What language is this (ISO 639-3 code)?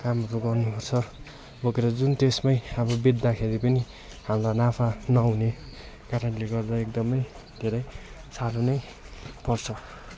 nep